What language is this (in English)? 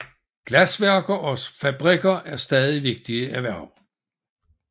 Danish